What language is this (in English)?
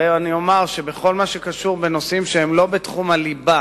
Hebrew